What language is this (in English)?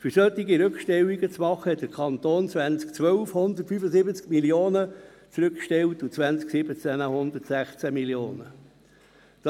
Swiss German